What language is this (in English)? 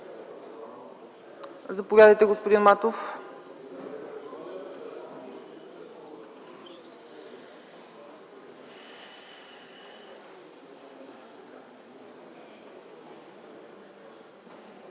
Bulgarian